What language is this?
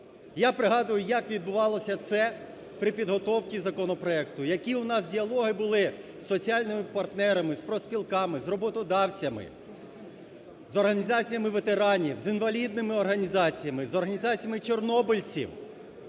Ukrainian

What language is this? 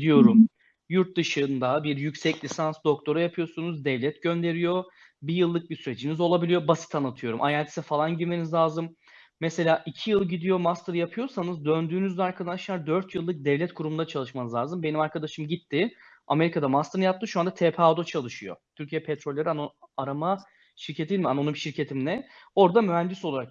Turkish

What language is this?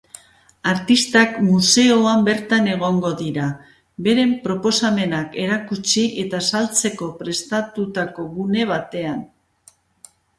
Basque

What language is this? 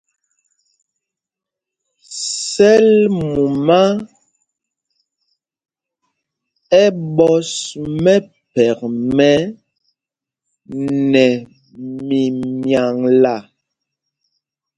Mpumpong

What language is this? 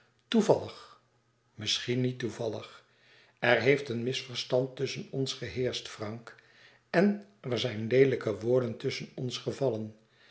Dutch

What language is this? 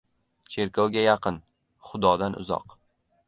Uzbek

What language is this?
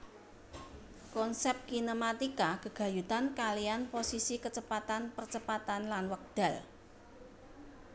Javanese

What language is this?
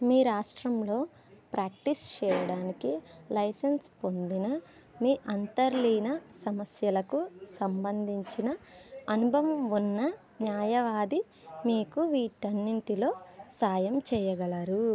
Telugu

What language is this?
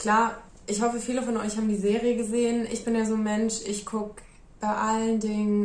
German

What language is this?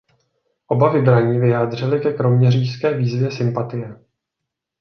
Czech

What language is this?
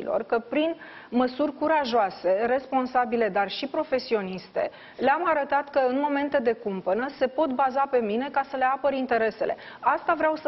Romanian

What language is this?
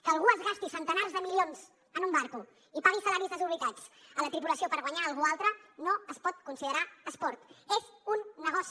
Catalan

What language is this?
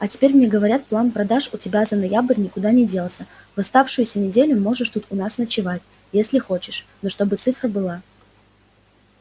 Russian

